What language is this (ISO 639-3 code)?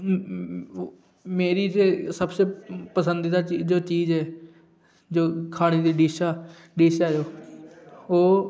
doi